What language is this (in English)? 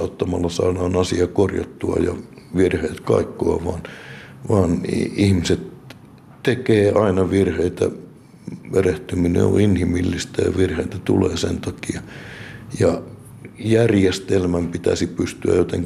Finnish